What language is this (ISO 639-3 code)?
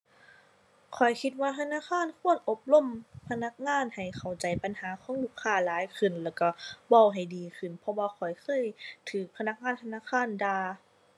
tha